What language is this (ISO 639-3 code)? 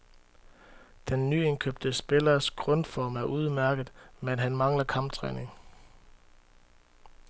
dan